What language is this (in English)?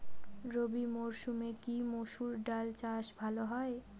Bangla